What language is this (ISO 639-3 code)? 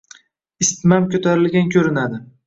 uzb